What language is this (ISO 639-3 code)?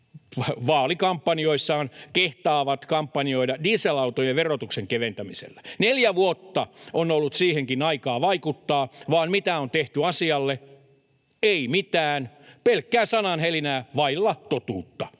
fin